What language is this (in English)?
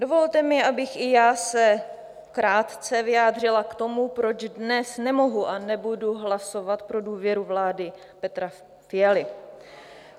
Czech